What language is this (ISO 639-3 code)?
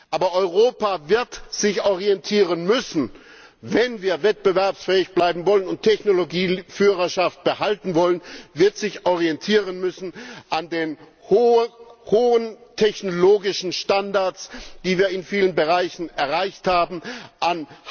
deu